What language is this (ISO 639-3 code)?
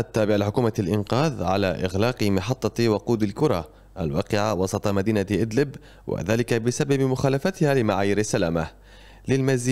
ara